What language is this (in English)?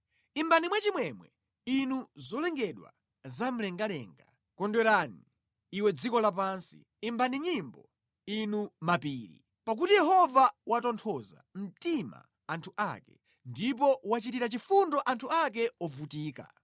Nyanja